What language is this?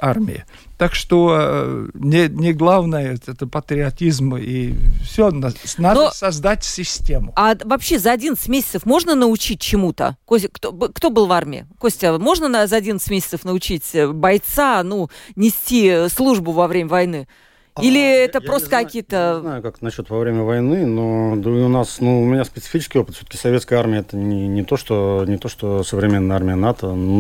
Russian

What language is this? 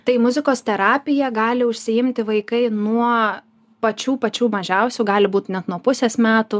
Lithuanian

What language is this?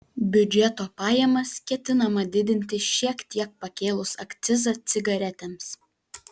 Lithuanian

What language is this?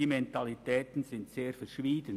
Swiss German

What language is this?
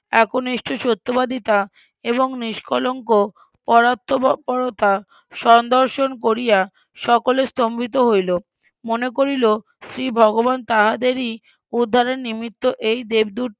Bangla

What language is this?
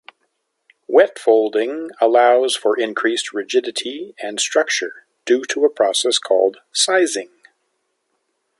English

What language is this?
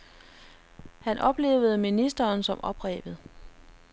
Danish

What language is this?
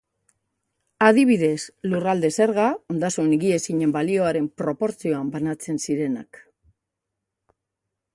Basque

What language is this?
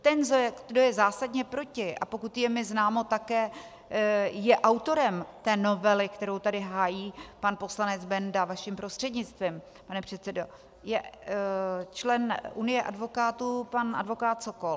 Czech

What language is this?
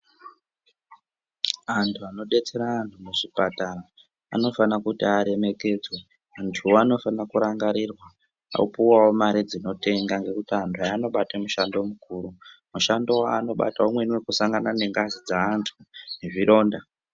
Ndau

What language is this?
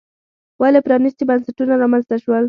Pashto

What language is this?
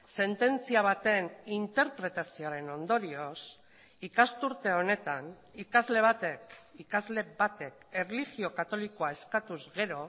Basque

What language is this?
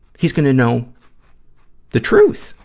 English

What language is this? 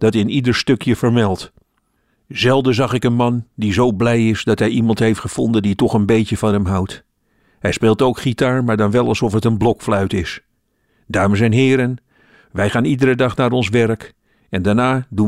Dutch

